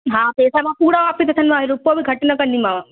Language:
Sindhi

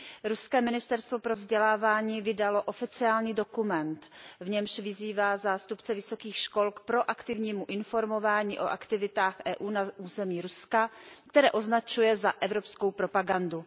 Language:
Czech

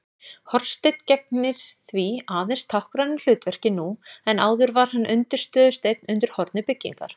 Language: Icelandic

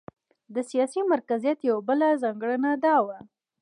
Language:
Pashto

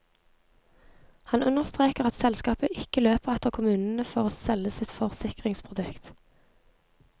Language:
Norwegian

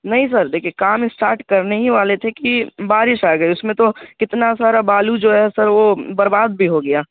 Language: Urdu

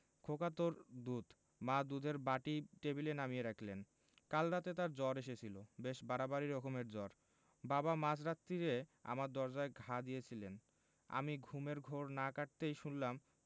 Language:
Bangla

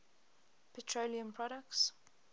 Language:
English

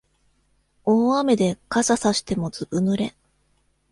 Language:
Japanese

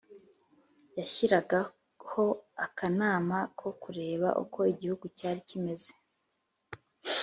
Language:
Kinyarwanda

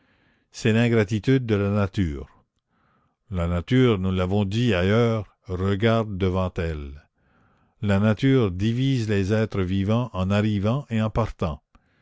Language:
French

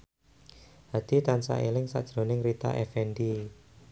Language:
Javanese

